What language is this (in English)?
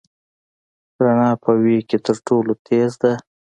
Pashto